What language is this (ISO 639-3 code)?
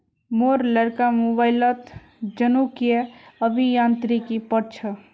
mag